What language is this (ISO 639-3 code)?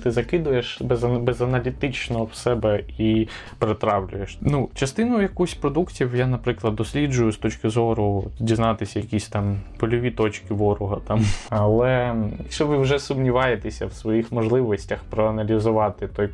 ukr